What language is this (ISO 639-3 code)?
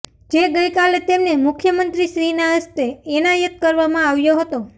guj